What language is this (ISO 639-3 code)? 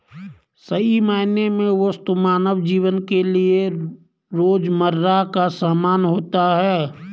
hin